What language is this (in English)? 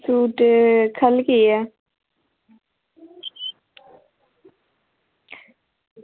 Dogri